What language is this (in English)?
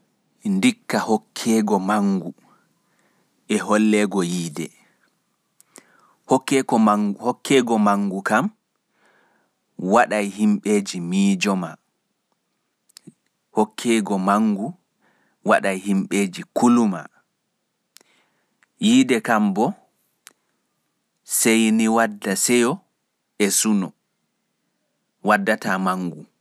Fula